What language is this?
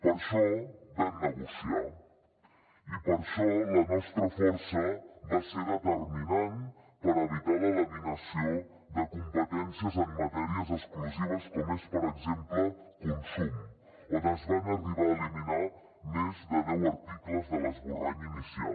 Catalan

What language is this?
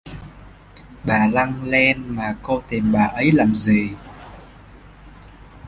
Vietnamese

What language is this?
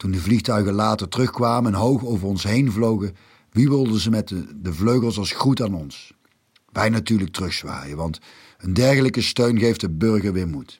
Dutch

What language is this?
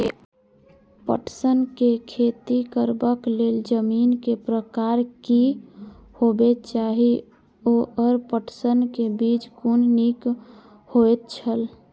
Maithili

